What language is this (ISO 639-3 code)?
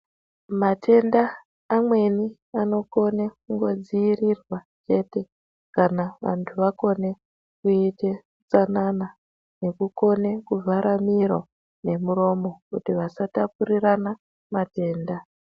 ndc